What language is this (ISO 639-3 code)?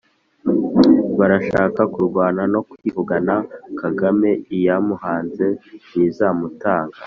kin